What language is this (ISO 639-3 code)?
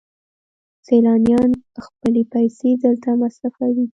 pus